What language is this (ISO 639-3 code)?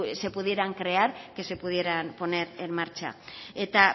spa